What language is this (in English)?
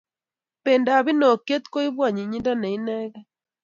Kalenjin